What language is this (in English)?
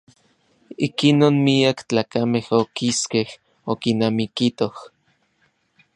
Orizaba Nahuatl